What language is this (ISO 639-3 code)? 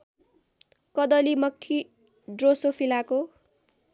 nep